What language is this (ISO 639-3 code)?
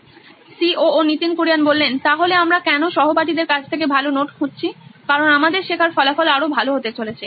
ben